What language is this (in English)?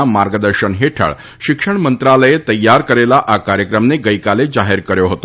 Gujarati